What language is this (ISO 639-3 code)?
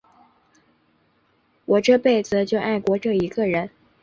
zho